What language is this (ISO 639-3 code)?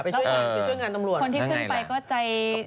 tha